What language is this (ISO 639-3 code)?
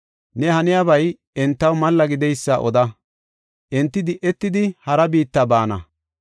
gof